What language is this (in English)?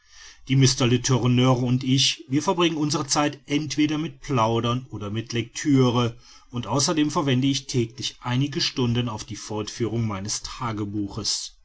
German